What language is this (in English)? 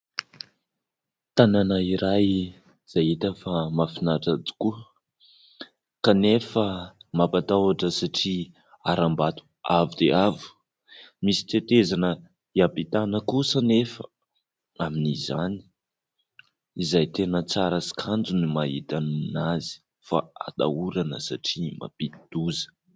Malagasy